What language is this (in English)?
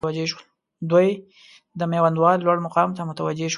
Pashto